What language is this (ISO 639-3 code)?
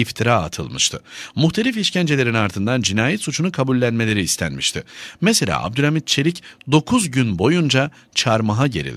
tur